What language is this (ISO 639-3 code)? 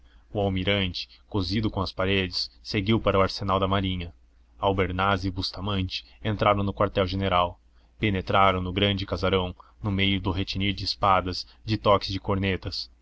por